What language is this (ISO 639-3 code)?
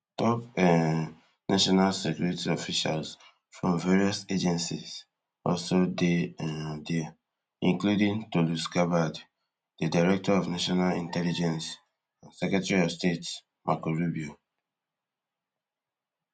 pcm